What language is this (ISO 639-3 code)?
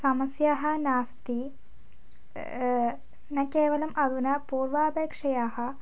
san